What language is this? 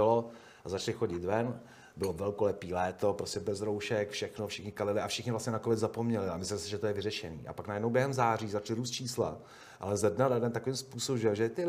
Czech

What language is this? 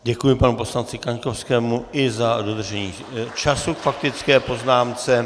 Czech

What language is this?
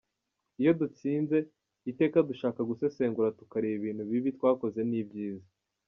Kinyarwanda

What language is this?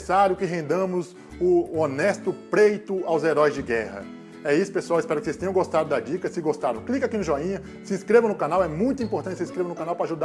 Portuguese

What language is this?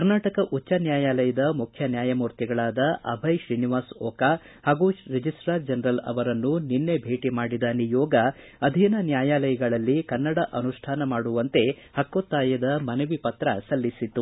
Kannada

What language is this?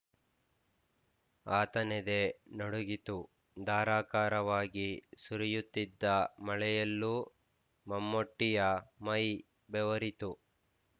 Kannada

